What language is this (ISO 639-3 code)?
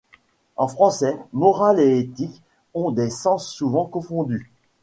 fra